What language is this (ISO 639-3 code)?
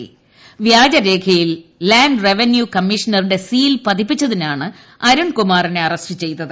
mal